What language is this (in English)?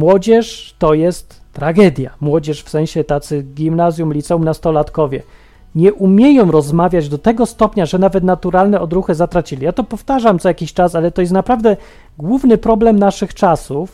Polish